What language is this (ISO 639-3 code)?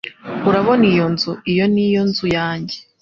kin